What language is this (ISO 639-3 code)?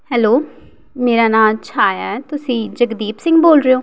pan